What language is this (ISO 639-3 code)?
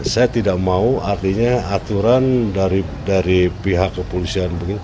ind